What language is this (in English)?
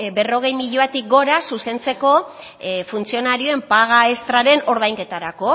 Basque